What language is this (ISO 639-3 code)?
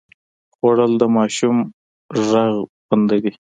pus